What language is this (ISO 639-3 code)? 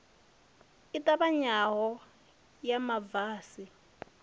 ven